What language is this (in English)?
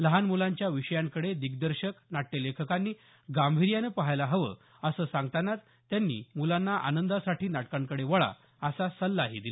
Marathi